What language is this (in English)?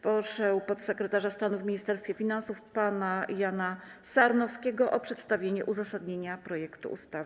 Polish